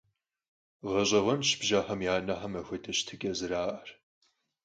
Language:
Kabardian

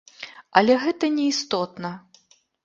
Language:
Belarusian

